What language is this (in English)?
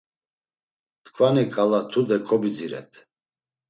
Laz